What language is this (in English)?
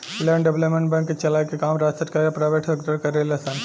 Bhojpuri